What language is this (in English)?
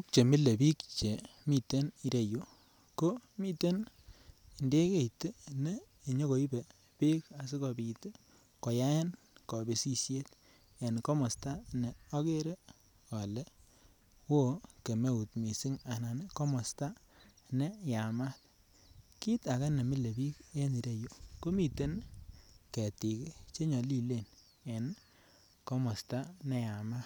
Kalenjin